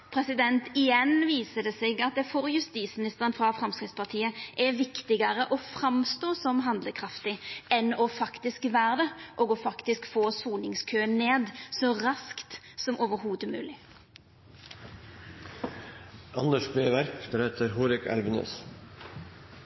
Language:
Norwegian Nynorsk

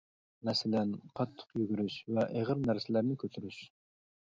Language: Uyghur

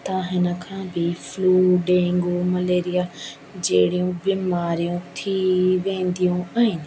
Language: Sindhi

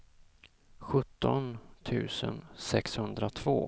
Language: Swedish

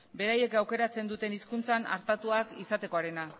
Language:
Basque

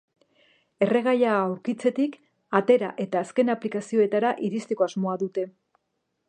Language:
Basque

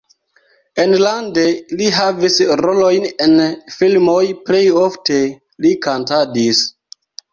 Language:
Esperanto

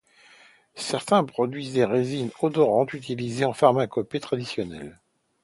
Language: French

